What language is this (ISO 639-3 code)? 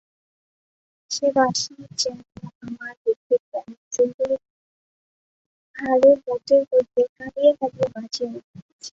ben